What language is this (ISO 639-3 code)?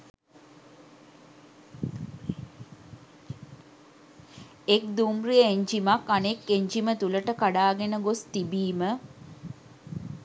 sin